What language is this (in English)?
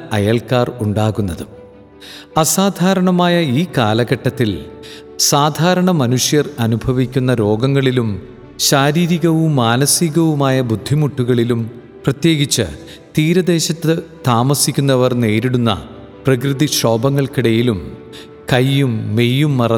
Malayalam